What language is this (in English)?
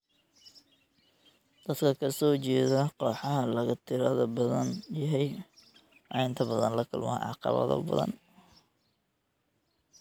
Somali